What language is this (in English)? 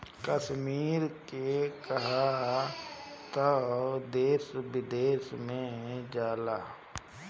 Bhojpuri